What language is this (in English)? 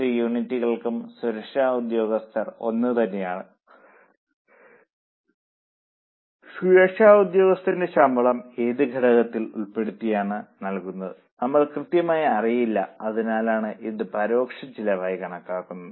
Malayalam